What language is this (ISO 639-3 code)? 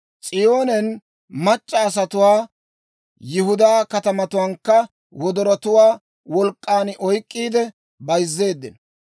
dwr